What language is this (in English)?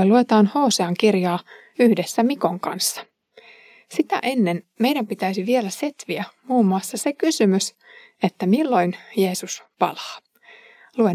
Finnish